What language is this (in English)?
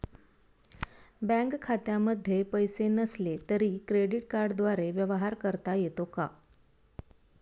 Marathi